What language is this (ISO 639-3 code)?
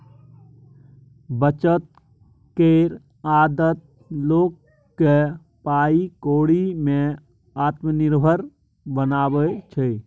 mai